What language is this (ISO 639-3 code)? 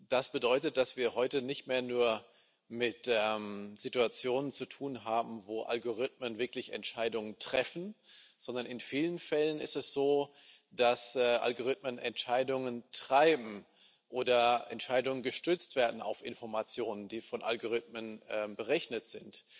deu